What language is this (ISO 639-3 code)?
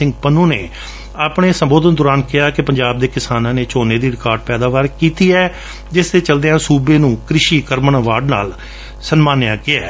pan